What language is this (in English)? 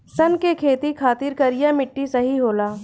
Bhojpuri